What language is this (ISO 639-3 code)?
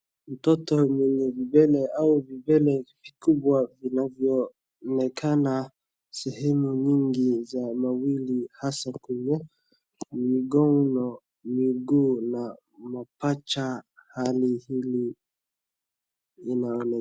swa